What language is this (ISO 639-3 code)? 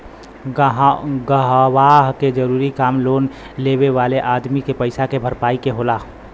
bho